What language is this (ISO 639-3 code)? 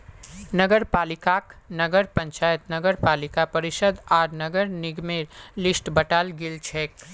mag